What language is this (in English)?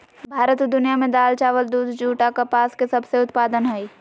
Magahi